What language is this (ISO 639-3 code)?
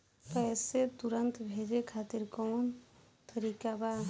bho